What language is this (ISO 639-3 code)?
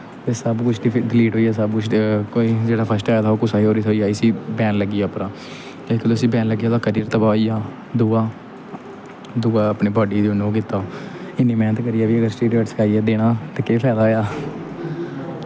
doi